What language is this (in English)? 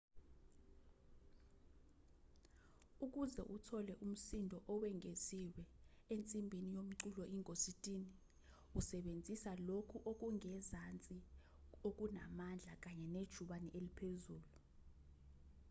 Zulu